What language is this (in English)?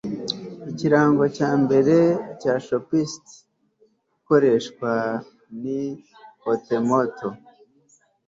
Kinyarwanda